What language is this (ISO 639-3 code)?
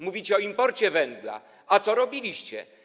pol